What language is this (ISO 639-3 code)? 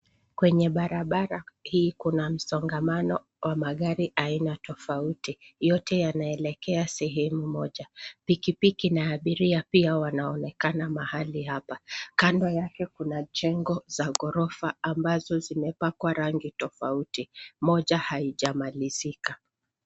swa